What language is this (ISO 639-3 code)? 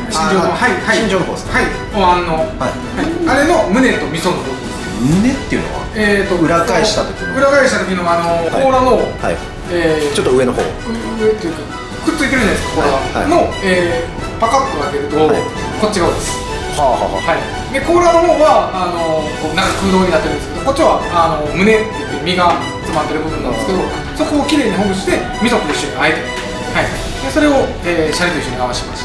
jpn